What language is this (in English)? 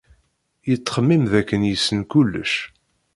Kabyle